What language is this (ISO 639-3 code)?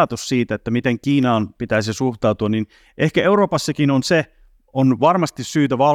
fin